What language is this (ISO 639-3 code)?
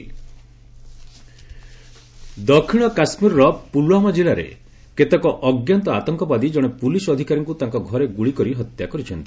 ori